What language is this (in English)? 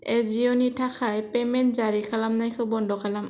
Bodo